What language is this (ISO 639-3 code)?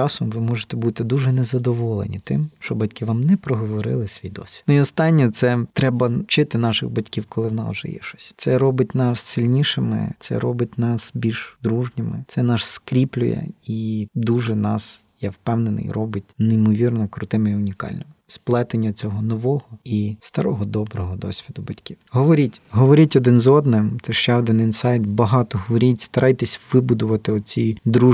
ukr